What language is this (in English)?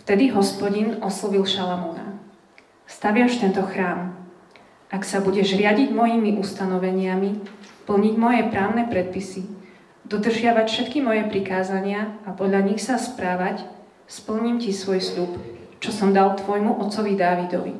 Slovak